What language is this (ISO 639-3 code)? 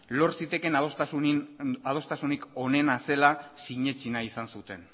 eus